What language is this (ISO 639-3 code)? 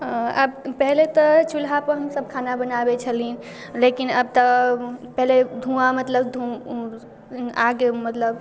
mai